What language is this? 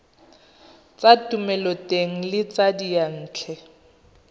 Tswana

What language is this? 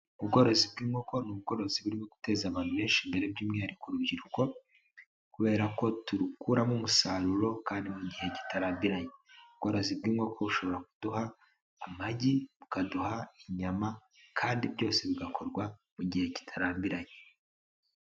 Kinyarwanda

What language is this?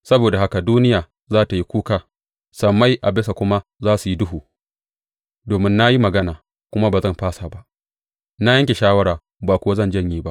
Hausa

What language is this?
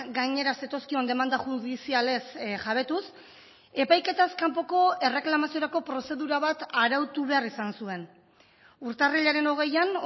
Basque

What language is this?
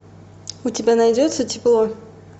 Russian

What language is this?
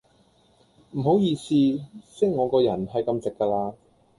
Cantonese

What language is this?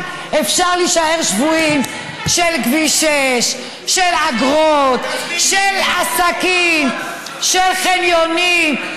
Hebrew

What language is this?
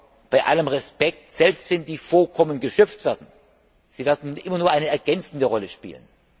German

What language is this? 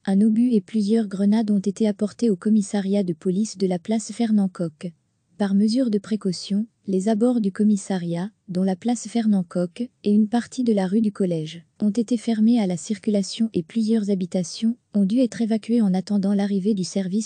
French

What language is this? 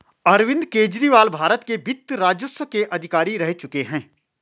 Hindi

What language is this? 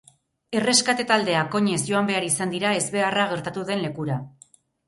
Basque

